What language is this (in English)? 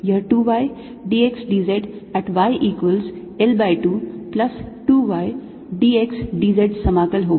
Hindi